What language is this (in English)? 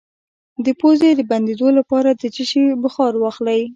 Pashto